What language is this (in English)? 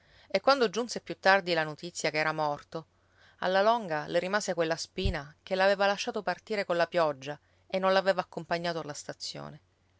Italian